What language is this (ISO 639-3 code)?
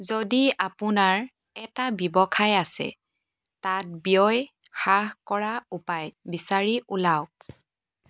asm